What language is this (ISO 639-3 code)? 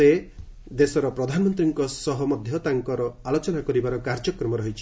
ori